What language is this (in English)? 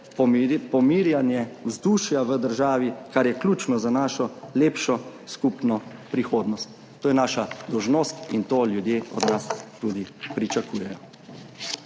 Slovenian